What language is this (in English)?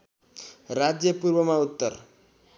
Nepali